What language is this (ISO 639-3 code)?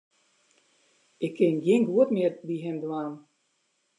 fry